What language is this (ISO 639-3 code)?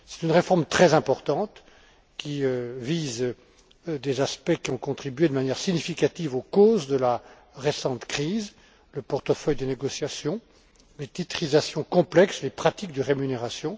fra